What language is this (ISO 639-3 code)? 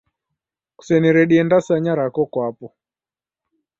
dav